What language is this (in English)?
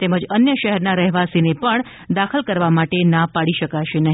Gujarati